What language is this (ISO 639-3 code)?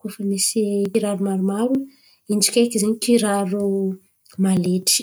xmv